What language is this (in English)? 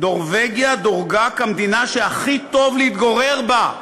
Hebrew